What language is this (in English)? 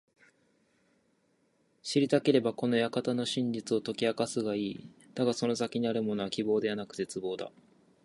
Japanese